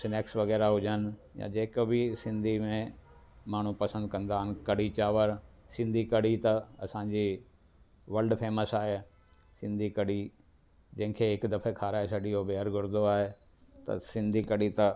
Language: Sindhi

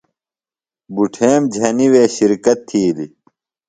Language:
Phalura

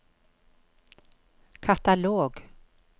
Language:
Norwegian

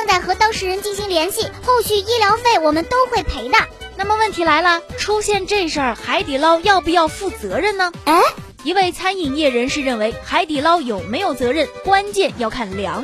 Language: Chinese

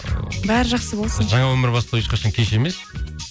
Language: Kazakh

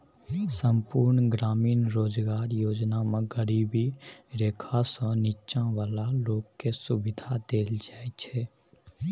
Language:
Maithili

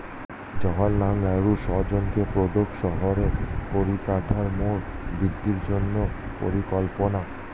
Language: Bangla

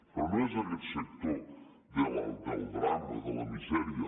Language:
Catalan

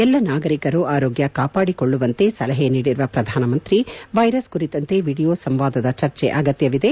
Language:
Kannada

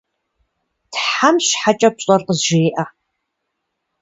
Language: Kabardian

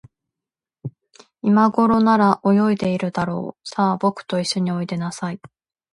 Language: Japanese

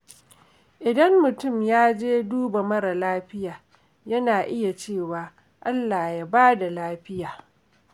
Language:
Hausa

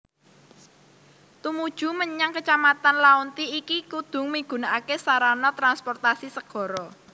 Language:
Javanese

